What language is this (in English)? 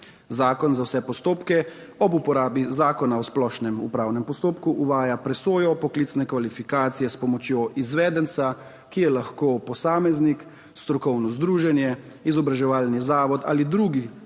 Slovenian